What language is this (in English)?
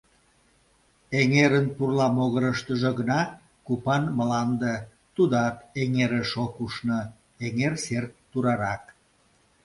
Mari